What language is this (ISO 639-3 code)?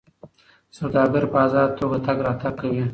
pus